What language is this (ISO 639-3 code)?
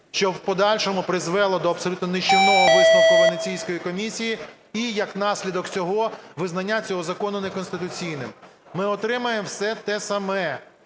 ukr